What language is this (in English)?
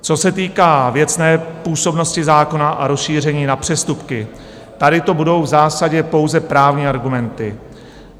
Czech